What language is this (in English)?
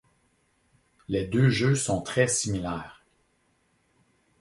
French